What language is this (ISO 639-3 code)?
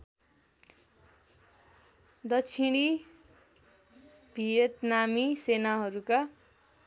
nep